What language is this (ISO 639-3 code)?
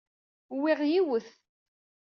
kab